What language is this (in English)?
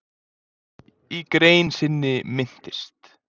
Icelandic